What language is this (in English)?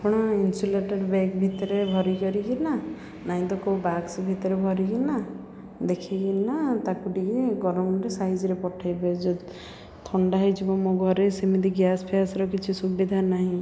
Odia